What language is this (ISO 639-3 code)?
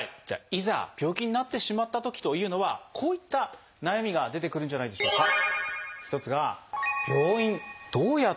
jpn